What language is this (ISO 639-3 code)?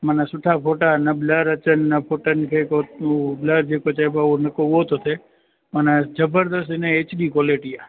snd